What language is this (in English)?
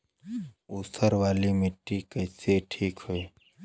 Bhojpuri